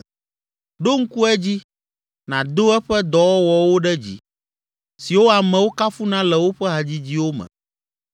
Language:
Ewe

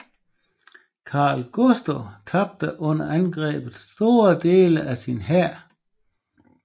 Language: Danish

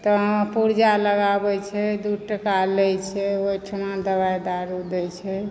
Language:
Maithili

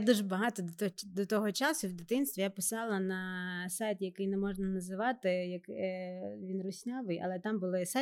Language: Ukrainian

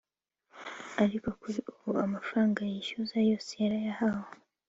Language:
Kinyarwanda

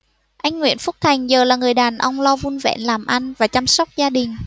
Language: Vietnamese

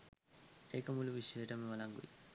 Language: Sinhala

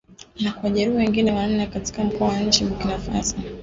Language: Swahili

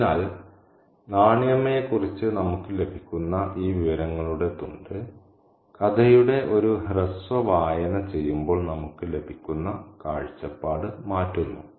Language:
Malayalam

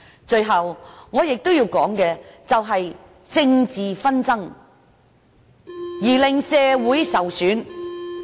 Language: Cantonese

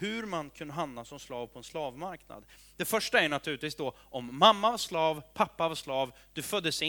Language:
Swedish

